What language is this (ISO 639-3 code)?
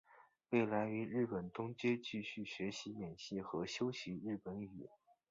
zho